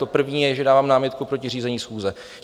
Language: Czech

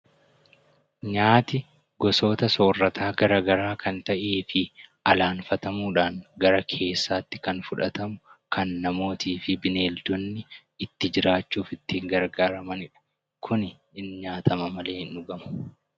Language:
Oromo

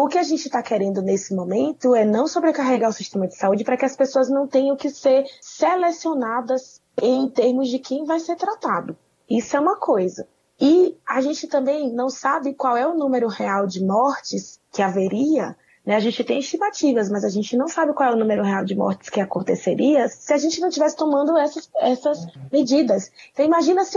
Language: Portuguese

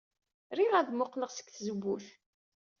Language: Kabyle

